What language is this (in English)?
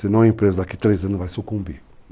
Portuguese